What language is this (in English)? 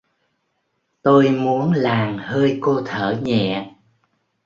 Vietnamese